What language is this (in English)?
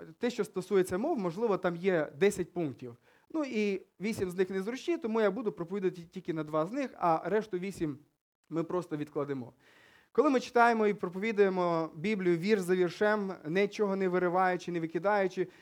Ukrainian